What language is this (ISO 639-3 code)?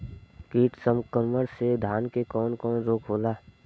bho